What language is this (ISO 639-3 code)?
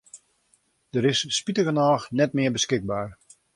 fry